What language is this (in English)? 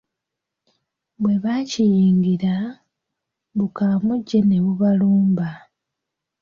Ganda